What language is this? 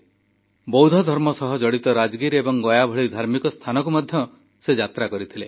Odia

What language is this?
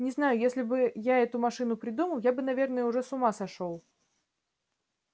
Russian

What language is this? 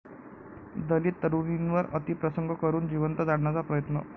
Marathi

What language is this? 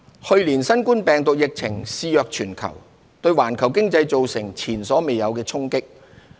Cantonese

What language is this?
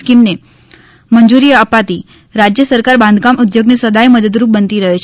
Gujarati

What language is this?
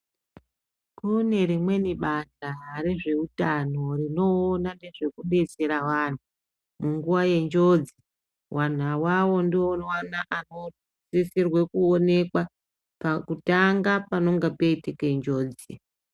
Ndau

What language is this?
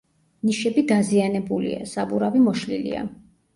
Georgian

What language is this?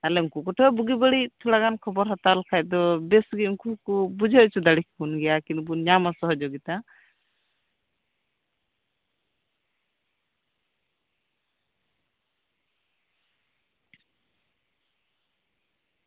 Santali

